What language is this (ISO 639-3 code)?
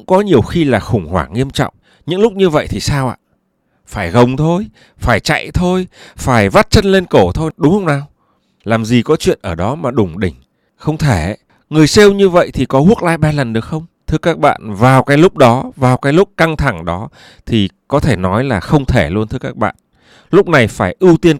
vie